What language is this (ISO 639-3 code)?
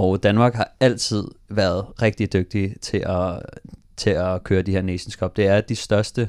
dan